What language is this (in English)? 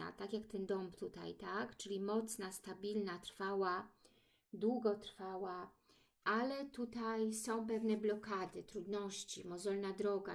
Polish